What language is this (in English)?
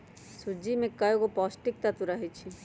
Magahi